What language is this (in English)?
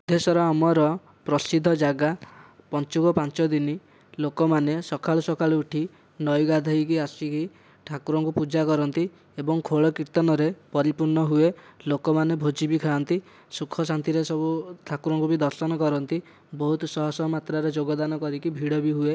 Odia